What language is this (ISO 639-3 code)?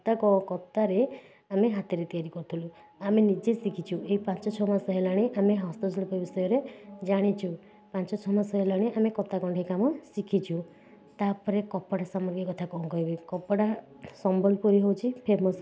ori